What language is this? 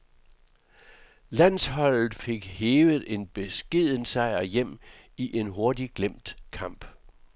Danish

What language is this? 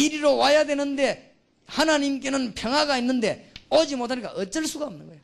Korean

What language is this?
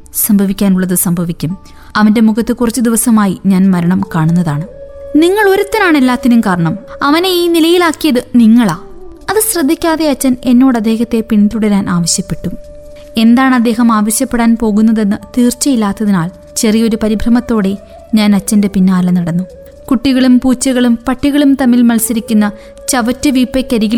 Malayalam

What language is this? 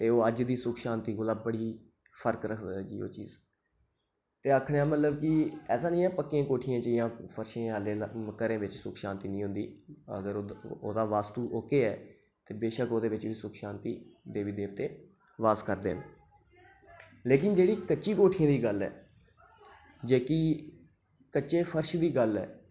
Dogri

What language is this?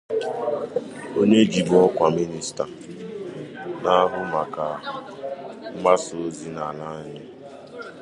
Igbo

